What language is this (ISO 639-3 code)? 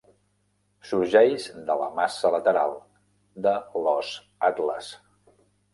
cat